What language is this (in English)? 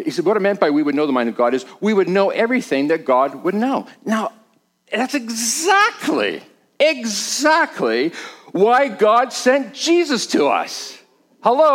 English